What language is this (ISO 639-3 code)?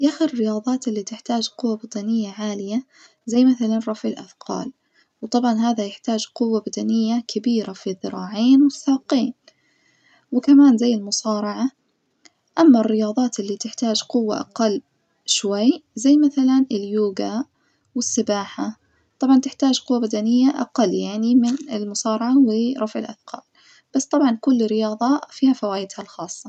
ars